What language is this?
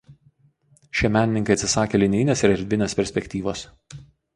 Lithuanian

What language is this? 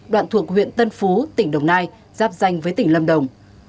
Vietnamese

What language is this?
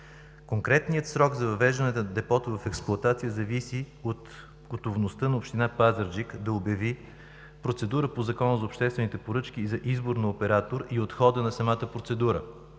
Bulgarian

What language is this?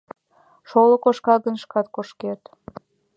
Mari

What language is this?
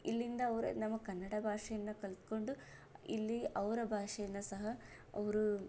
Kannada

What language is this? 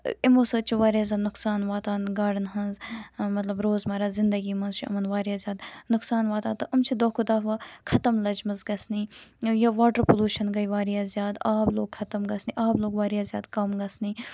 Kashmiri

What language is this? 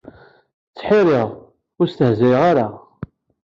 Kabyle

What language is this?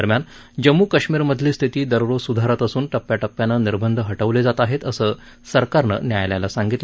Marathi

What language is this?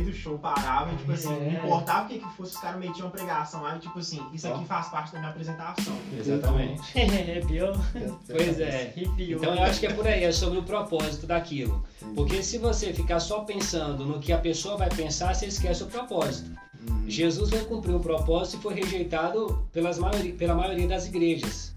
Portuguese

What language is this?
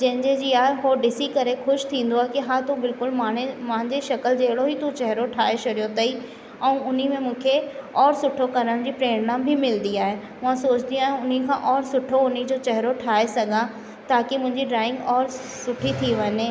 Sindhi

